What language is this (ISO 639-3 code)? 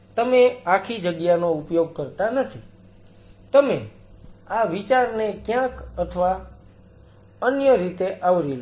guj